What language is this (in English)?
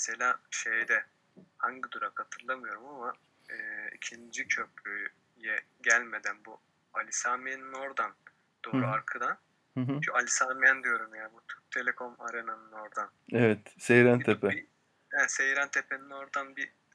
Turkish